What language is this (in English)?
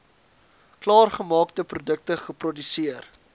Afrikaans